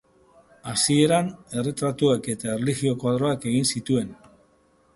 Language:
Basque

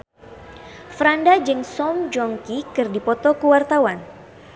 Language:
Sundanese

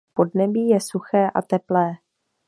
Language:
Czech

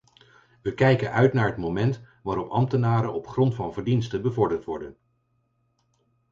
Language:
Dutch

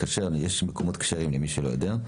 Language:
Hebrew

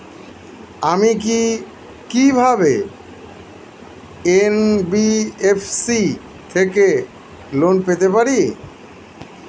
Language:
Bangla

